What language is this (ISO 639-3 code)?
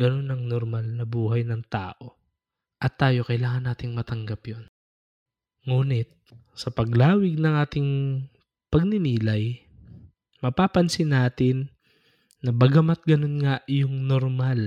fil